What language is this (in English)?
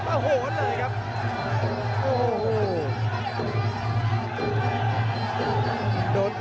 Thai